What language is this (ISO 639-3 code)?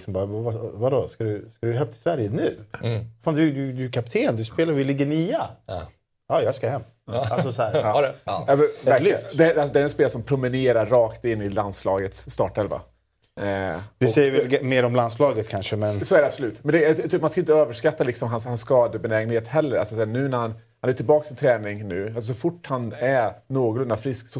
swe